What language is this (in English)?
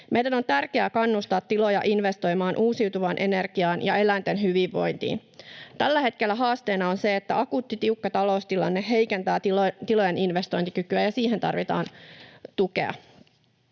Finnish